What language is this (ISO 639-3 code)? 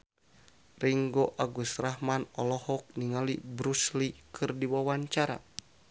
sun